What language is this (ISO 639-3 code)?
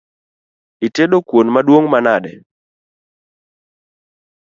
luo